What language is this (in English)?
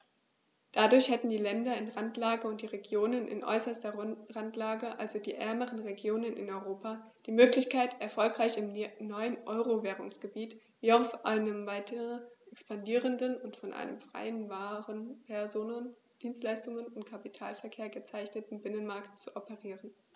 German